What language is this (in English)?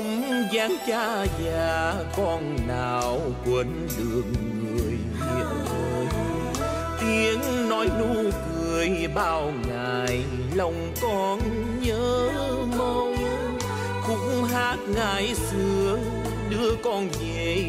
Vietnamese